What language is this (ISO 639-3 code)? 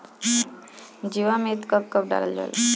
bho